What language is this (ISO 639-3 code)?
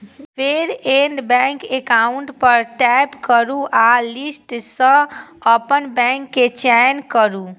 mai